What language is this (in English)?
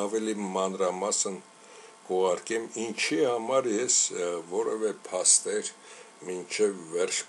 Romanian